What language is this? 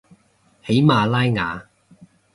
Cantonese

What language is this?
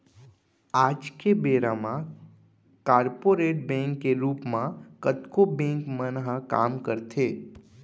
Chhattisgarhi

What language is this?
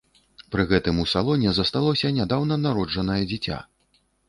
Belarusian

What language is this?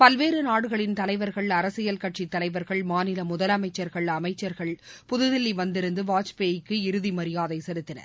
Tamil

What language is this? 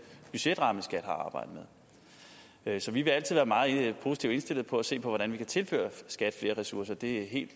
Danish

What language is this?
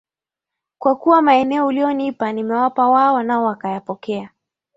Swahili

